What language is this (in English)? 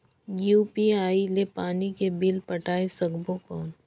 Chhattisgarhi